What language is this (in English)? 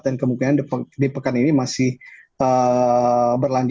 Indonesian